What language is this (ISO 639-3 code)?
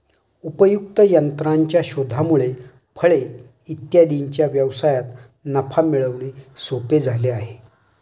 mar